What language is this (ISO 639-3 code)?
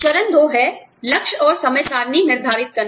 hin